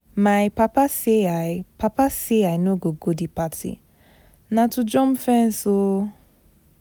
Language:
Nigerian Pidgin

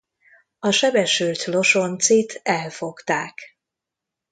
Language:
Hungarian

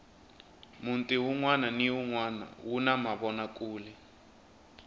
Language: Tsonga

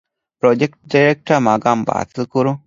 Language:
Divehi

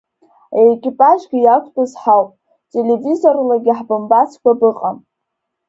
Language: Abkhazian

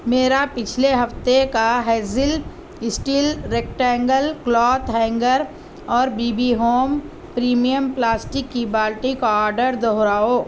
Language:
Urdu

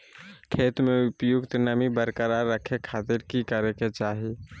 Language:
Magahi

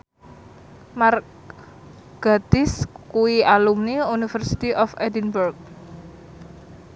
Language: Javanese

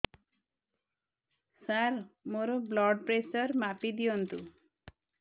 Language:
Odia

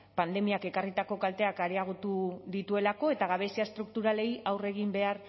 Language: Basque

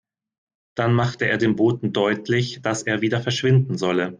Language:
German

